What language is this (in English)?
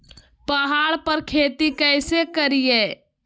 Magahi